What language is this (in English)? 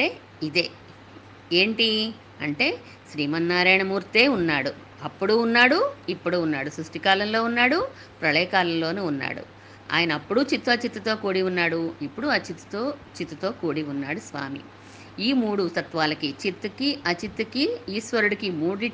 Telugu